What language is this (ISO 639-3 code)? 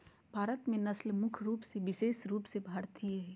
mag